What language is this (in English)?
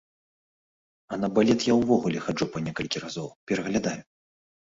Belarusian